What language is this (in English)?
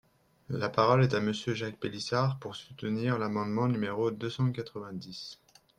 French